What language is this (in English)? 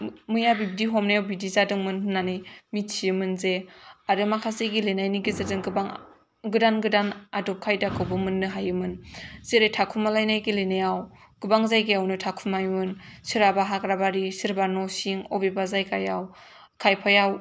Bodo